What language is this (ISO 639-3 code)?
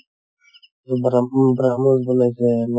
asm